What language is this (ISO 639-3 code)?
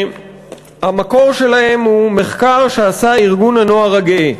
heb